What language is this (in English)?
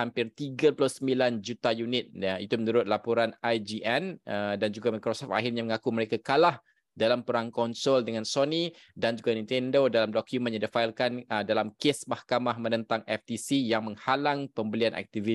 Malay